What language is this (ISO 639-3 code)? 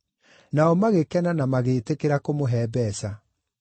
kik